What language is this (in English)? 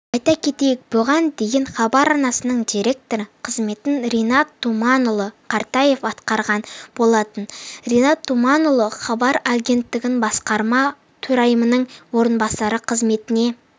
Kazakh